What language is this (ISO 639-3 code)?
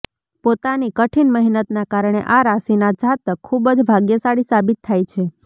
guj